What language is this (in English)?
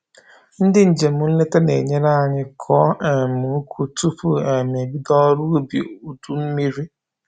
Igbo